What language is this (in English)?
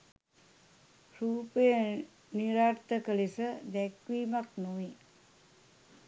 Sinhala